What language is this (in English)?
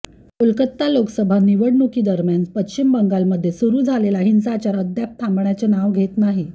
Marathi